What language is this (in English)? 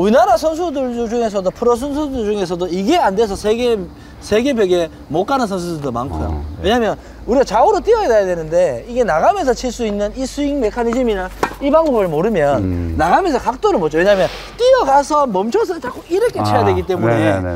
Korean